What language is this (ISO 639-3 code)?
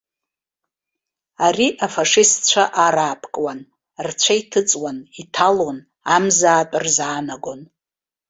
abk